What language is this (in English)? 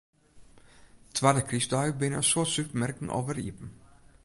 Western Frisian